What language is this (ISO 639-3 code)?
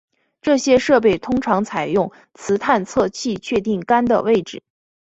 zho